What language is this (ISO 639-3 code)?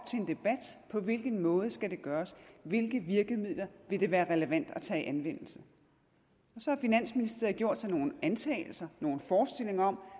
dan